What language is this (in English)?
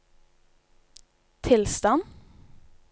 Norwegian